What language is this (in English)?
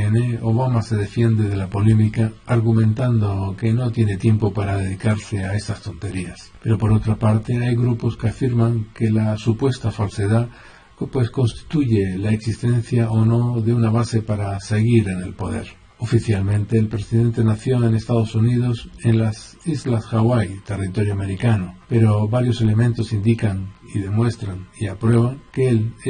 Spanish